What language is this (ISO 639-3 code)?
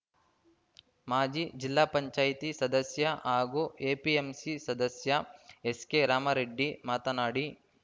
kan